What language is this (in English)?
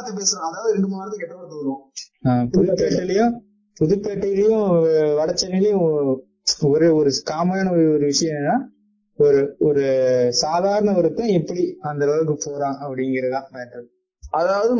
Tamil